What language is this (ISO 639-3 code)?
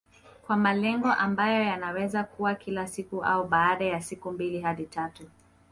swa